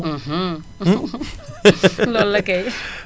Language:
Wolof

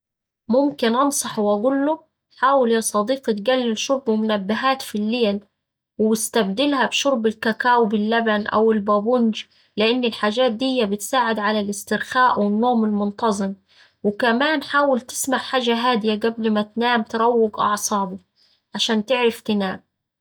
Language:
Saidi Arabic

